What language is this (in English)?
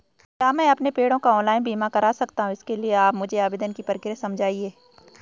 Hindi